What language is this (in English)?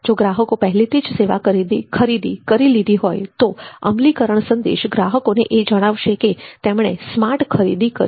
Gujarati